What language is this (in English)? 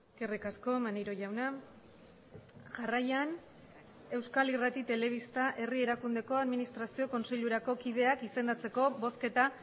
Basque